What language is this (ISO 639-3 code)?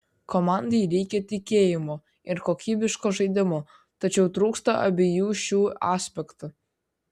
lit